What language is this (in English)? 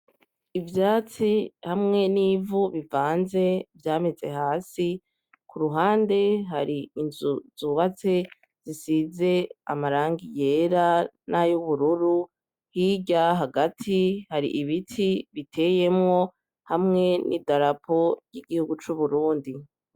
Rundi